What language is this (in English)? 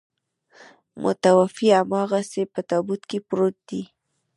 Pashto